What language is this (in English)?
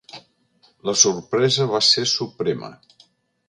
Catalan